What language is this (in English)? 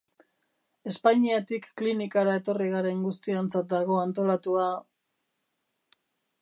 Basque